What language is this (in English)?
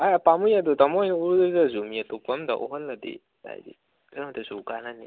Manipuri